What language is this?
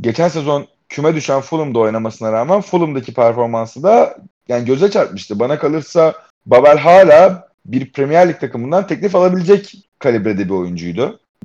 Turkish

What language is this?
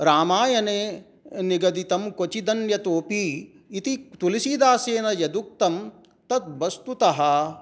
Sanskrit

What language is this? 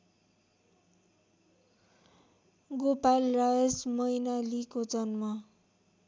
Nepali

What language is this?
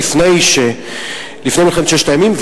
Hebrew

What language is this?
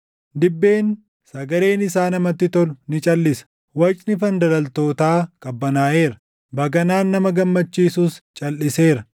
Oromo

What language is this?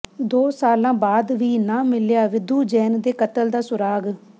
Punjabi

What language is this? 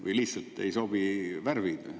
Estonian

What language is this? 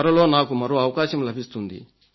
Telugu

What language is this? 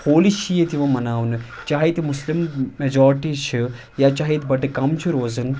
Kashmiri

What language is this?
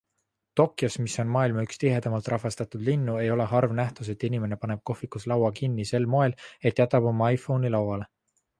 Estonian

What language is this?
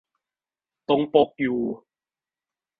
Thai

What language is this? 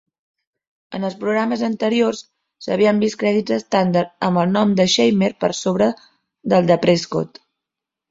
Catalan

